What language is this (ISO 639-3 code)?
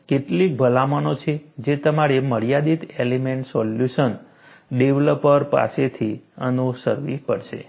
guj